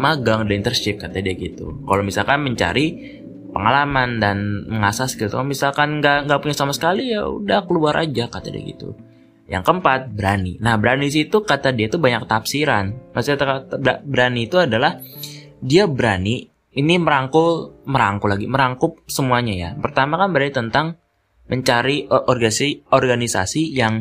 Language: Indonesian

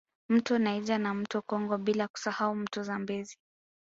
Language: Swahili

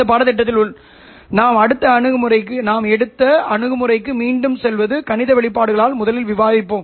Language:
Tamil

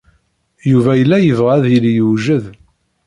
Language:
Kabyle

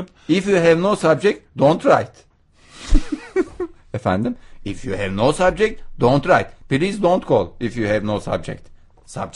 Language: Turkish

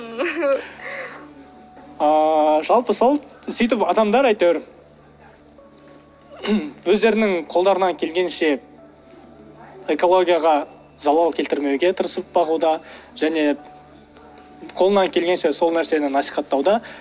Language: Kazakh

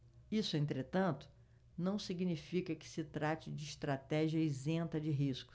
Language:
Portuguese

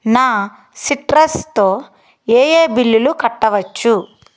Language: Telugu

